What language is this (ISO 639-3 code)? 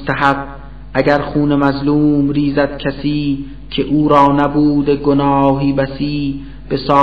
fas